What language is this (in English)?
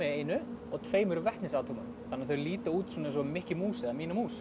Icelandic